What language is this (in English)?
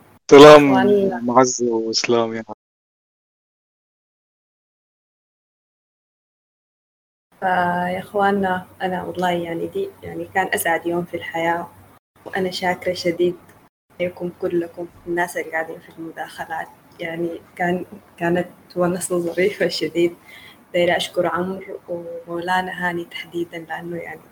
Arabic